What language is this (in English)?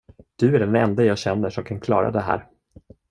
Swedish